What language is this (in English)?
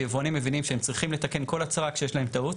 Hebrew